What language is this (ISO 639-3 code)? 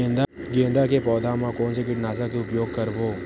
hne